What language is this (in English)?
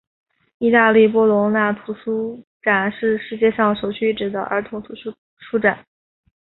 Chinese